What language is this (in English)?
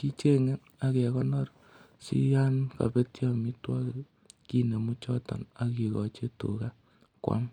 Kalenjin